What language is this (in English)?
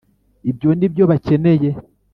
Kinyarwanda